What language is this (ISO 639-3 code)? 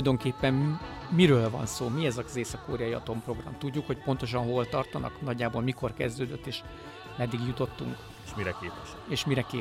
hun